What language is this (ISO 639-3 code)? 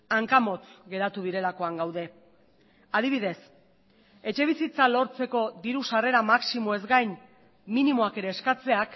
eus